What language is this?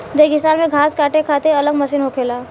Bhojpuri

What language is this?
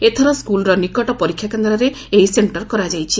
Odia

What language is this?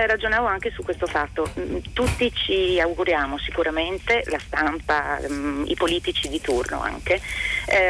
Italian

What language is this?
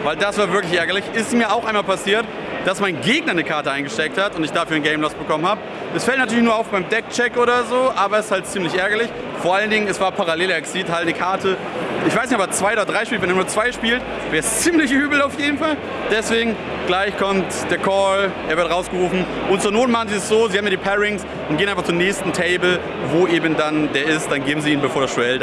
German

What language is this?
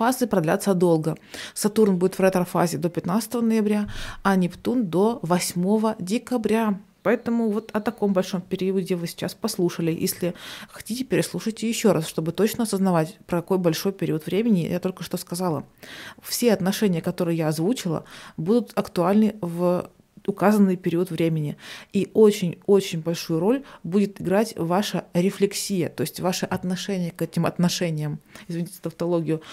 Russian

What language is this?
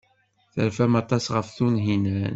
Kabyle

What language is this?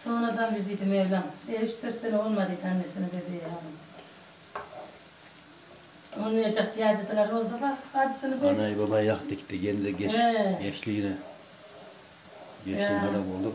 Turkish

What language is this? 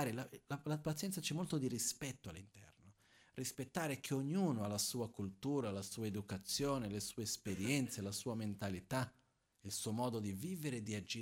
Italian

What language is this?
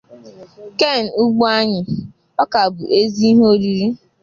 Igbo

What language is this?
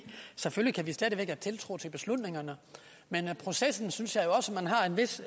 Danish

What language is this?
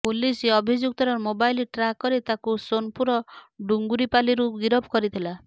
Odia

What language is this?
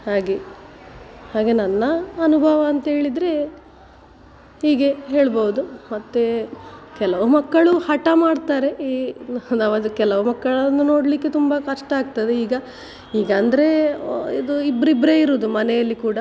Kannada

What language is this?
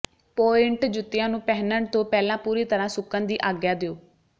Punjabi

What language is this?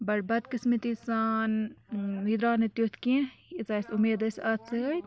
Kashmiri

